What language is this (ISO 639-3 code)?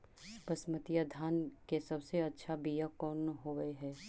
mag